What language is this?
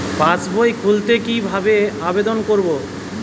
Bangla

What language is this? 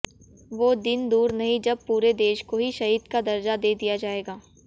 Hindi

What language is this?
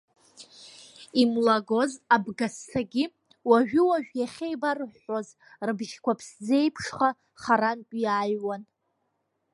Abkhazian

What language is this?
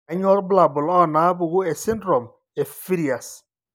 Masai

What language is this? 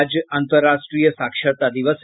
Hindi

